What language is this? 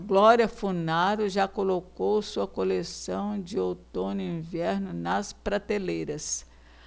Portuguese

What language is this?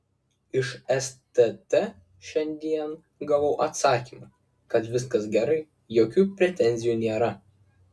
Lithuanian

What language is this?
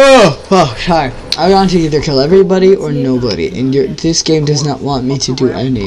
English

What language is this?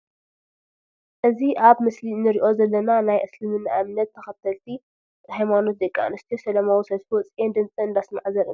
Tigrinya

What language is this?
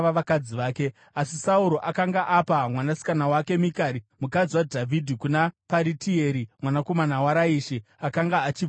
Shona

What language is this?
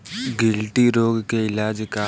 Bhojpuri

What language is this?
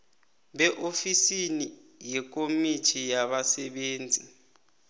South Ndebele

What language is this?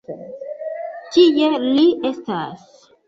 Esperanto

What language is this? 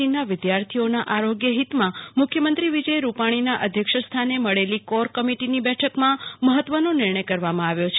Gujarati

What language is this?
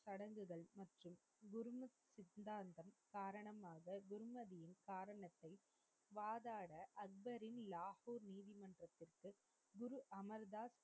Tamil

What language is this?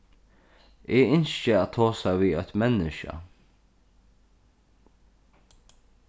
Faroese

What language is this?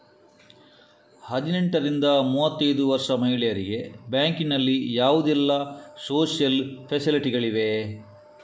Kannada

